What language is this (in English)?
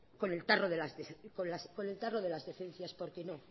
Spanish